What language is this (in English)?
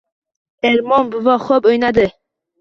Uzbek